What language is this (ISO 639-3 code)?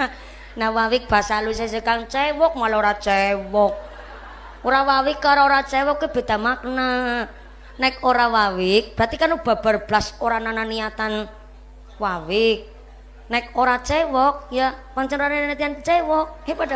ind